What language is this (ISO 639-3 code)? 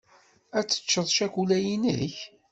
kab